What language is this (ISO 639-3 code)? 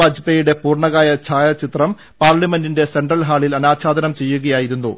mal